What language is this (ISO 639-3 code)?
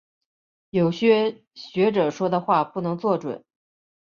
zho